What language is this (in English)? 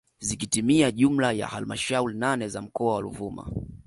Swahili